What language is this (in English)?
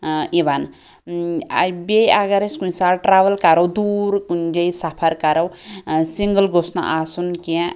Kashmiri